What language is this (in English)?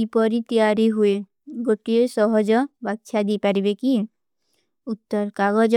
Kui (India)